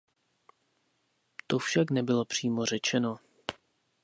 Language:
Czech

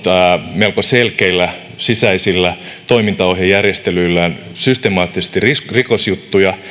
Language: Finnish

